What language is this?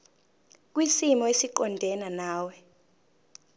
Zulu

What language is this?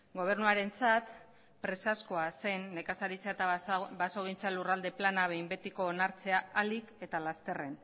Basque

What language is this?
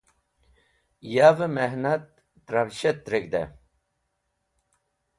Wakhi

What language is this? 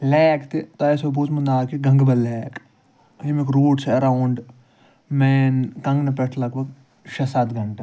Kashmiri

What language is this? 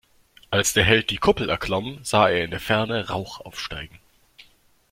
German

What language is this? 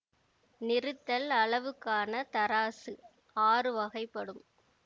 Tamil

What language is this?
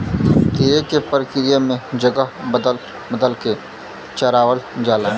Bhojpuri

